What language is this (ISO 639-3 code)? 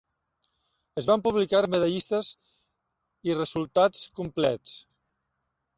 cat